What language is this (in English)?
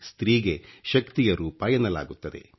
Kannada